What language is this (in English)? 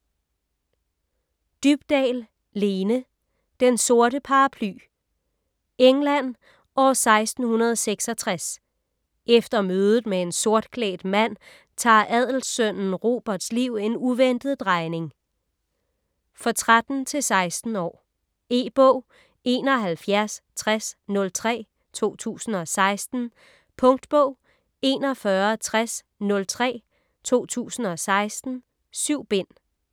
Danish